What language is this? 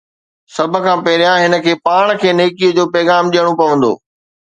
Sindhi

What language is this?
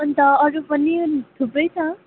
Nepali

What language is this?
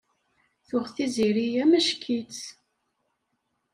Kabyle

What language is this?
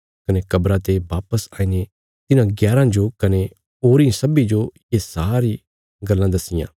Bilaspuri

